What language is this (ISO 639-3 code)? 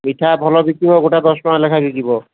ori